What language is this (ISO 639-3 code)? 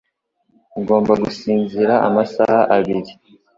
kin